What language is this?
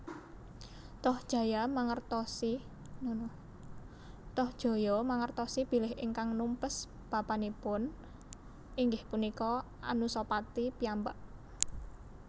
Javanese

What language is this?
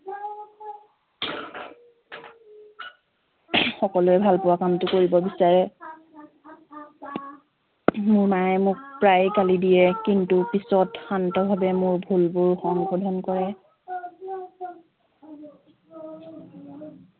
Assamese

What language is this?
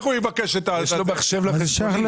Hebrew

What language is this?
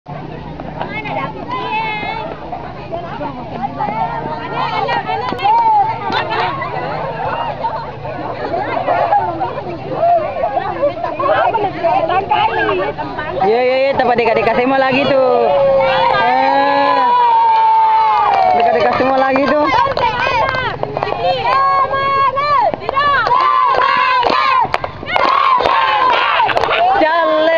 Indonesian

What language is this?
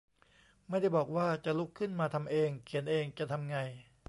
Thai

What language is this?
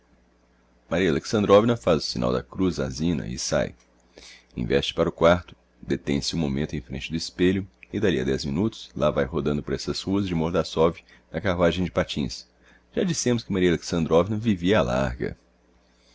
Portuguese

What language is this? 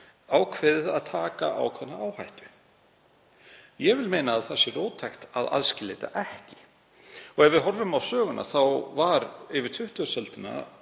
Icelandic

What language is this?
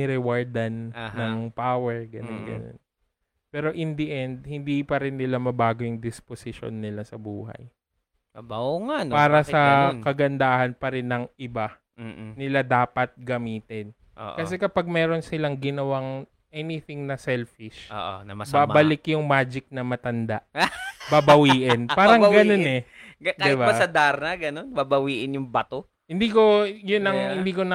Filipino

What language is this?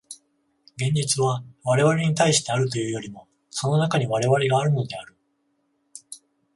Japanese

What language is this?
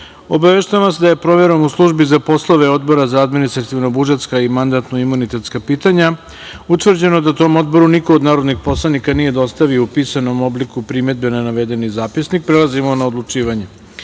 Serbian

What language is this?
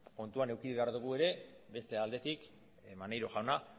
Basque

